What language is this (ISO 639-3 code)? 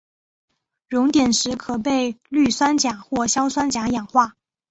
zho